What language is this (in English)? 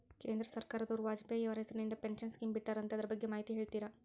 Kannada